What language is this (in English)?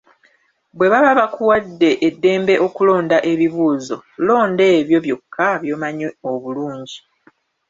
Ganda